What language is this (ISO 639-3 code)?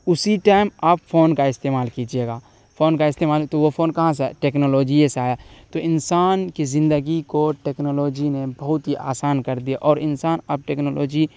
urd